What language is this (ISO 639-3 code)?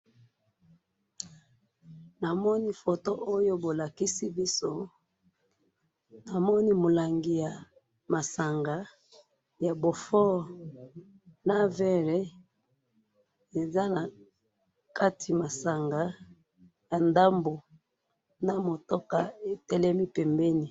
lin